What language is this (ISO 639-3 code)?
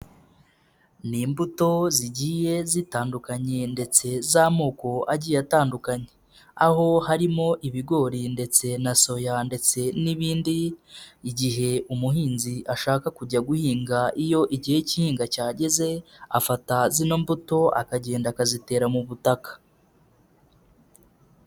kin